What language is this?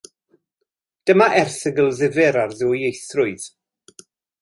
Welsh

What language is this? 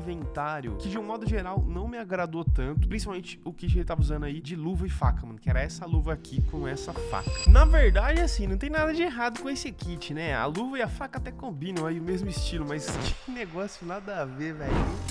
Portuguese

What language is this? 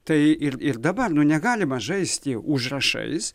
Lithuanian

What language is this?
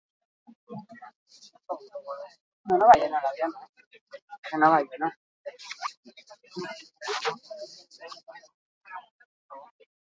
Basque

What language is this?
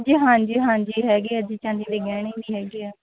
Punjabi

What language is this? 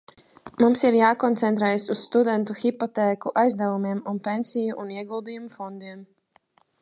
Latvian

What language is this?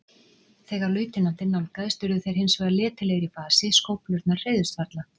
Icelandic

